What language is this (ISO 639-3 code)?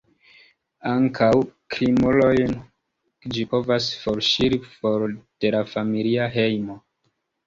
epo